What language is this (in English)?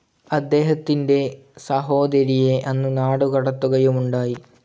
Malayalam